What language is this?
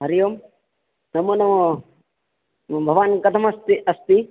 Sanskrit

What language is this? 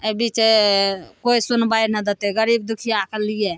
Maithili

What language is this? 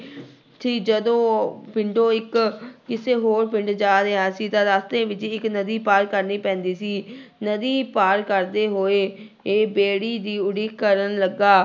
Punjabi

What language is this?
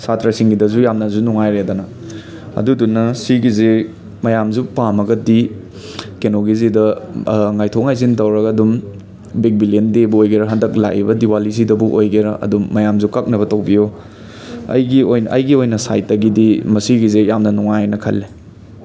Manipuri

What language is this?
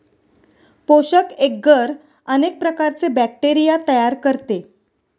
Marathi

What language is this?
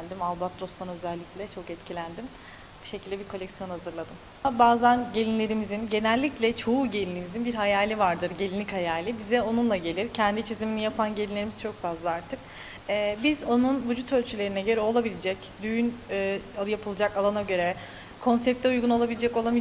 Turkish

